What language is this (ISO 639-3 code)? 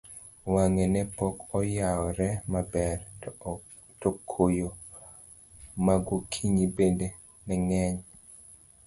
luo